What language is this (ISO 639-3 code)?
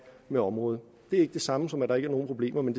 dan